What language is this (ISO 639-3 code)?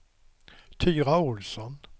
swe